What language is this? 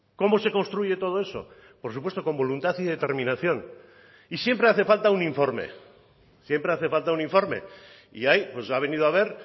Spanish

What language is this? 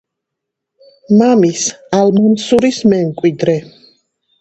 Georgian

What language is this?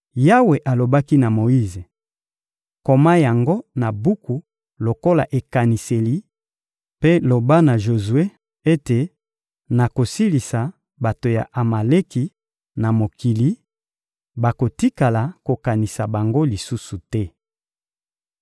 Lingala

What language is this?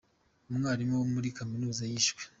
Kinyarwanda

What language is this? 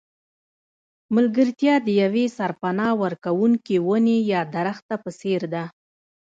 Pashto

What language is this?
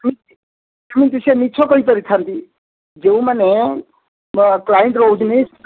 Odia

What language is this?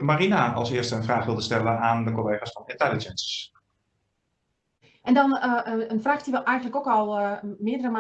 Dutch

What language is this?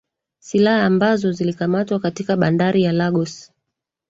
Swahili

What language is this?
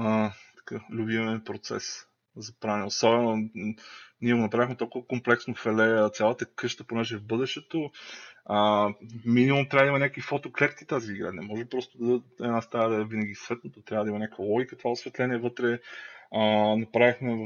Bulgarian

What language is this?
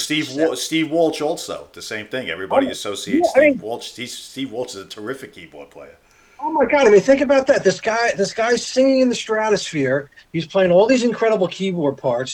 English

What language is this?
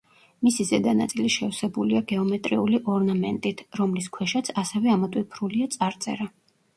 Georgian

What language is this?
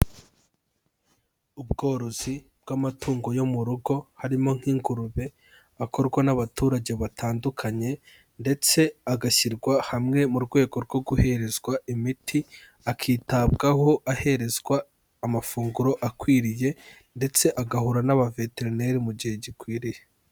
Kinyarwanda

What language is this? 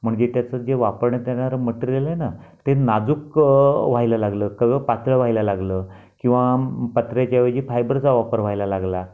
Marathi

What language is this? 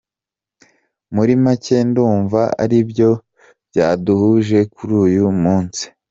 Kinyarwanda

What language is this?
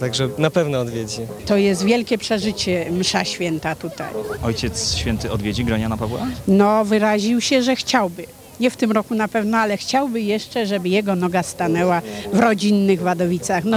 Polish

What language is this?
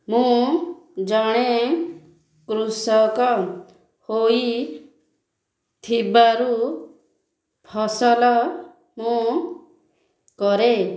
Odia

